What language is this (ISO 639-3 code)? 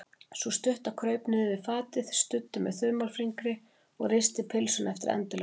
isl